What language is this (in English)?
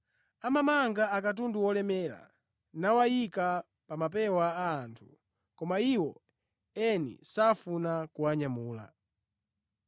Nyanja